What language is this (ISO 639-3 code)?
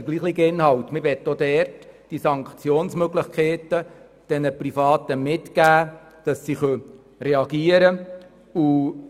gsw